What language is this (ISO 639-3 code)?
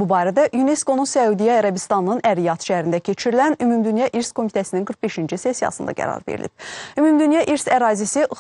tur